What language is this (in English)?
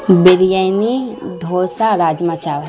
Urdu